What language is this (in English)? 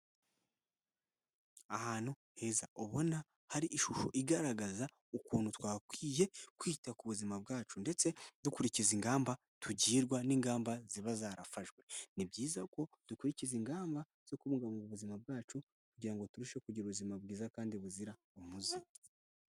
Kinyarwanda